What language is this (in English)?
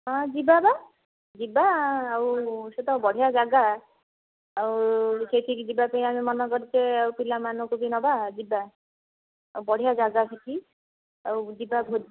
Odia